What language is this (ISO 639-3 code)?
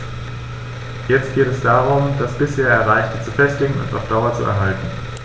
deu